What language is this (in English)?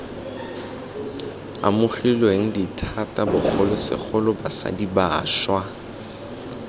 Tswana